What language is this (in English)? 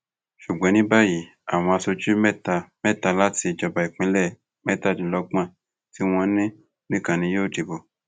Yoruba